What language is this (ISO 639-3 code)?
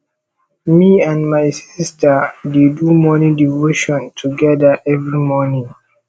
pcm